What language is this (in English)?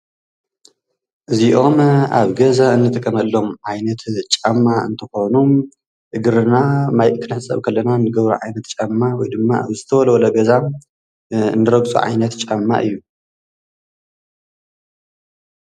Tigrinya